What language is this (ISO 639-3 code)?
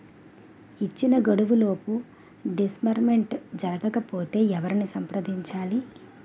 tel